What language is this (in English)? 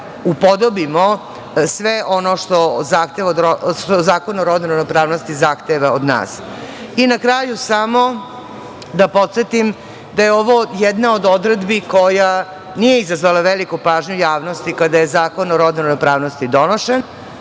Serbian